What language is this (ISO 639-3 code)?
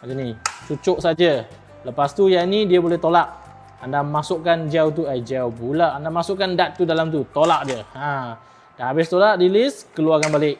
msa